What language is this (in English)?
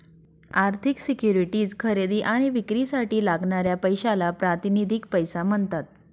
Marathi